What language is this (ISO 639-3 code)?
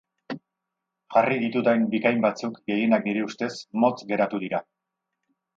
eus